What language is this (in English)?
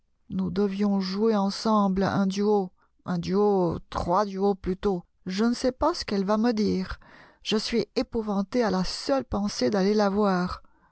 French